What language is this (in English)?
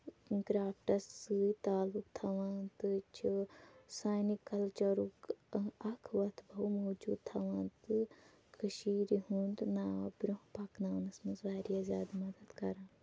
Kashmiri